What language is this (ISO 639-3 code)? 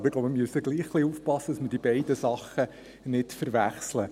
gsw